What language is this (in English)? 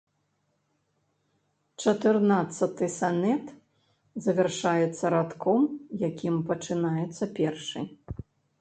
Belarusian